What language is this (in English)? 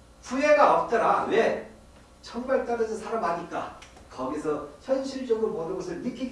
Korean